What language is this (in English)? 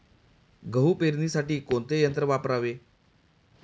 Marathi